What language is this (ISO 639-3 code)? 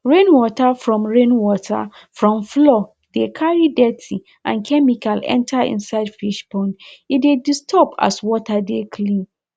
pcm